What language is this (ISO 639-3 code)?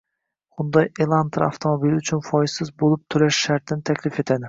uzb